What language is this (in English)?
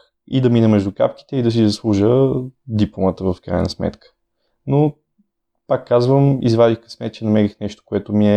Bulgarian